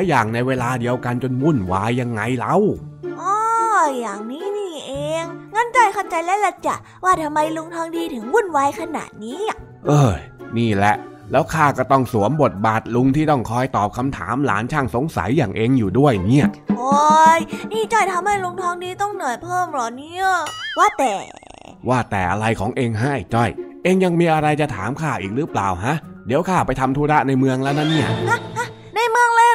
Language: Thai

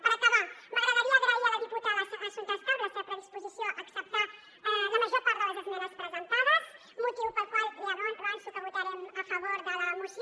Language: Catalan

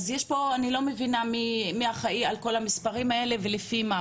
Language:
Hebrew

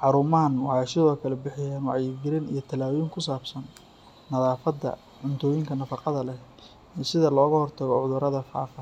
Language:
Somali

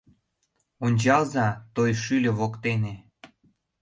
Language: Mari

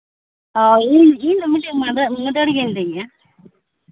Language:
Santali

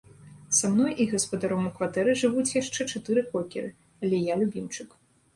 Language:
Belarusian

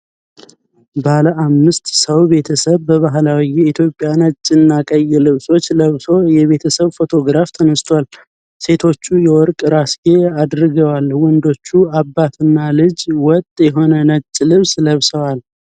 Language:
Amharic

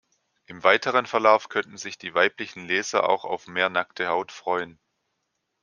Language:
German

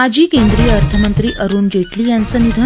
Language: Marathi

